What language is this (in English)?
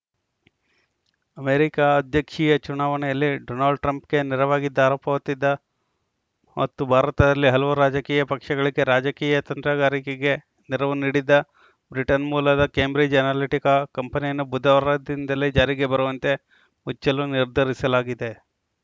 Kannada